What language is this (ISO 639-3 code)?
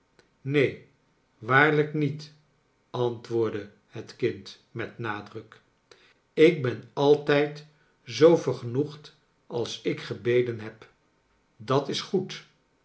nld